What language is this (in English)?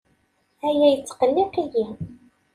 Kabyle